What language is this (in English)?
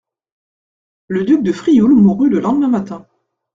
French